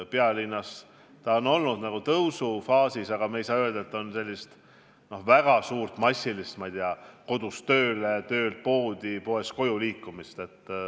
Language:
Estonian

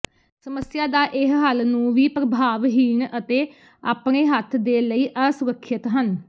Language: Punjabi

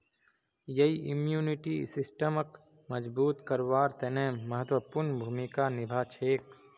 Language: Magahi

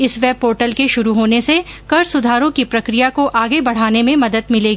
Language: Hindi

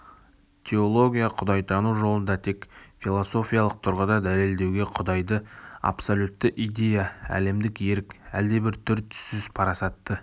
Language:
Kazakh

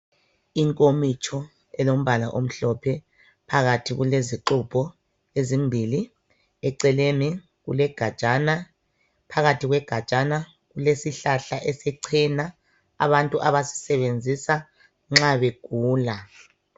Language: North Ndebele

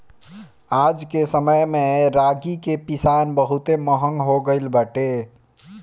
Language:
Bhojpuri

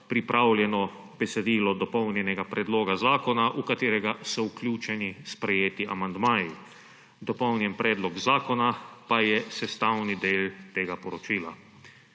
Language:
Slovenian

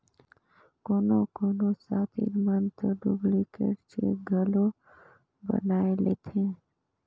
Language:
Chhattisgarhi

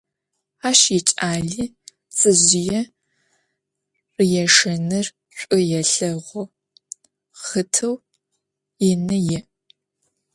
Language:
Adyghe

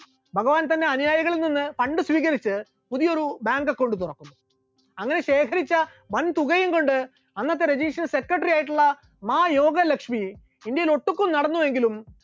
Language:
Malayalam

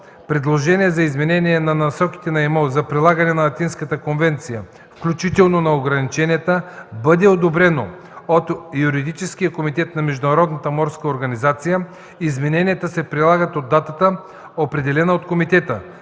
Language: Bulgarian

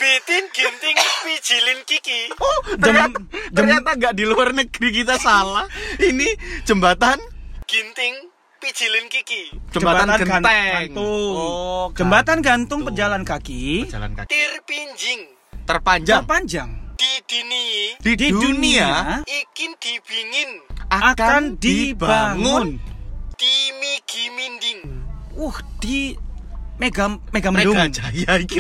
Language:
Indonesian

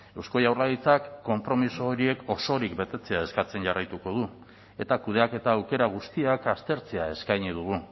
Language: Basque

